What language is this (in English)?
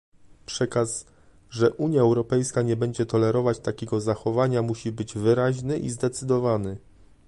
Polish